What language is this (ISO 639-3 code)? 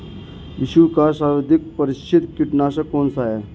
hin